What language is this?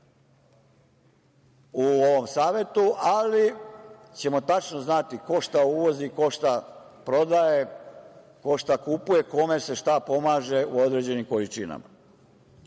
Serbian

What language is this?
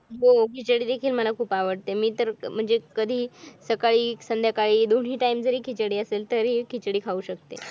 Marathi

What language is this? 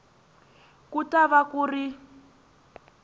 Tsonga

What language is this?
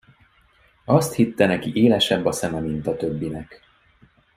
Hungarian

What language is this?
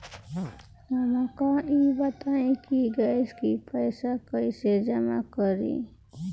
Bhojpuri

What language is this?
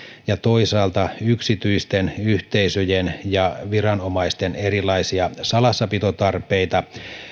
Finnish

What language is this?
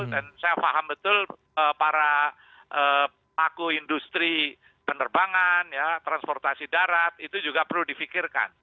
Indonesian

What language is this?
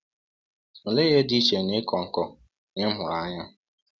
Igbo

